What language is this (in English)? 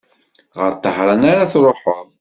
Kabyle